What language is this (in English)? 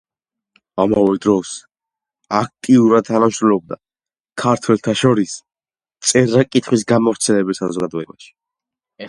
Georgian